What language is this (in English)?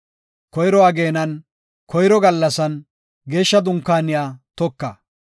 Gofa